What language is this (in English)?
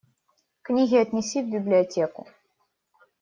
Russian